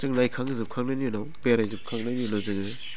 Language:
Bodo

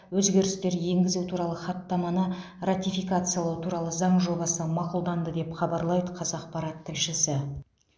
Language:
Kazakh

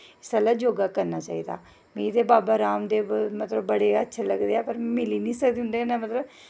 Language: Dogri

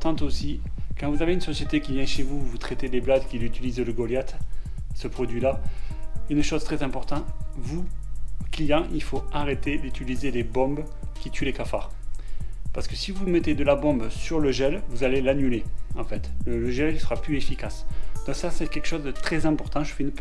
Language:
French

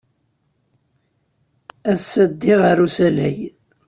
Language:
Kabyle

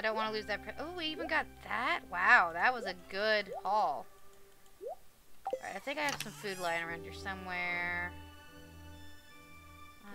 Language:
English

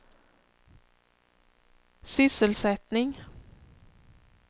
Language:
Swedish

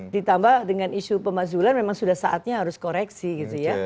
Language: Indonesian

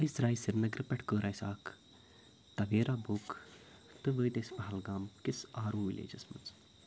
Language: Kashmiri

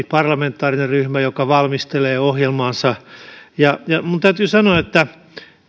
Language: Finnish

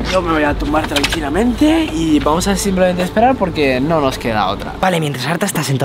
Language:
Spanish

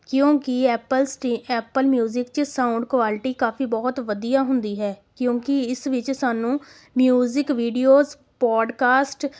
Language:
Punjabi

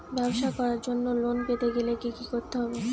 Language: Bangla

